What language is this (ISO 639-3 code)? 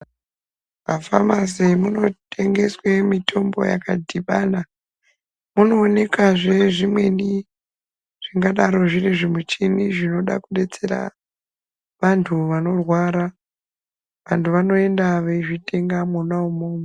ndc